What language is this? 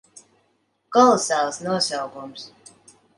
Latvian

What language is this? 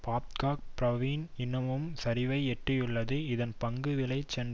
Tamil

